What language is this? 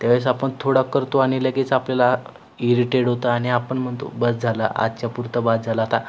Marathi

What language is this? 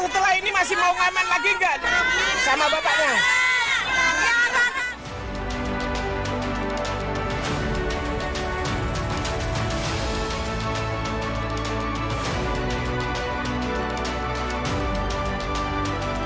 Indonesian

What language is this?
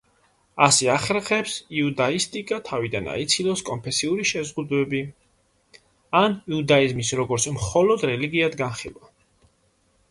Georgian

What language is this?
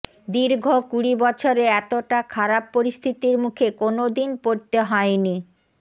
Bangla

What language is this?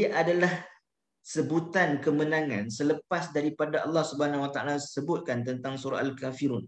Malay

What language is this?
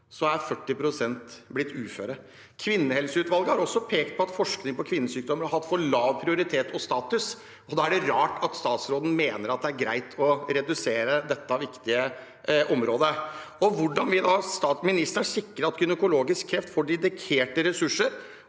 Norwegian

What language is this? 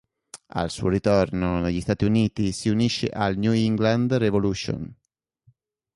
Italian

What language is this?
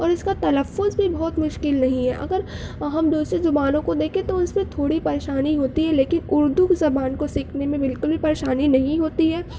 Urdu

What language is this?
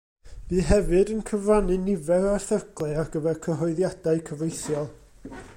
Welsh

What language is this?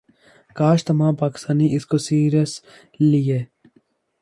Urdu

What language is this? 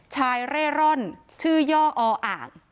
Thai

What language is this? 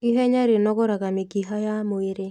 Kikuyu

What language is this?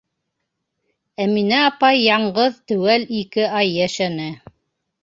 Bashkir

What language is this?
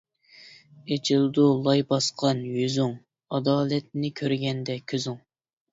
Uyghur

